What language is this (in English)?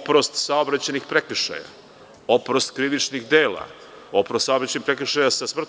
Serbian